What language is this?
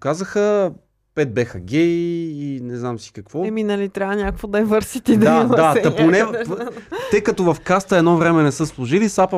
Bulgarian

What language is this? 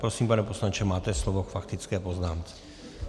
Czech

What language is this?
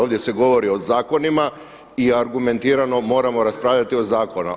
Croatian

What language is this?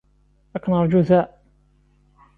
Kabyle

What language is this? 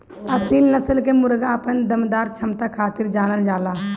Bhojpuri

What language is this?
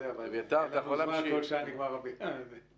Hebrew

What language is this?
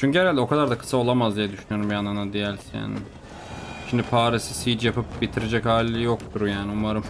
Turkish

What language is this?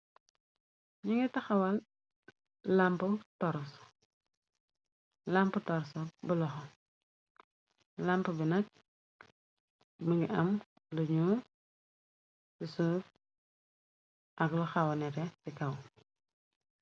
Wolof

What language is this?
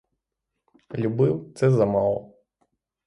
Ukrainian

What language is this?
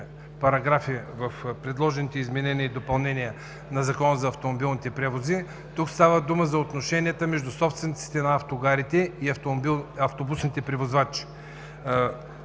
Bulgarian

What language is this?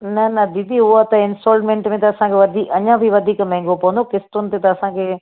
Sindhi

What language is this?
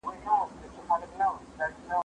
Pashto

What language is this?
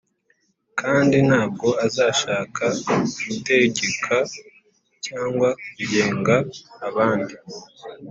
Kinyarwanda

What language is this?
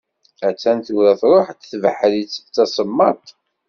Kabyle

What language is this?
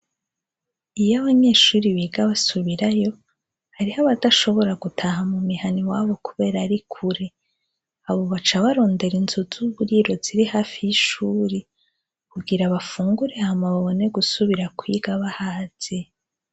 Rundi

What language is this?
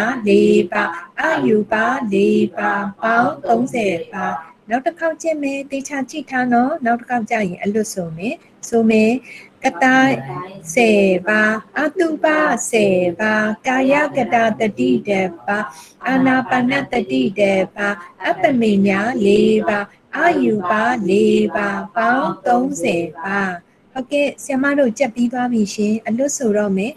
Korean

